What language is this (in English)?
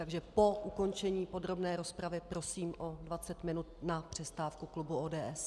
Czech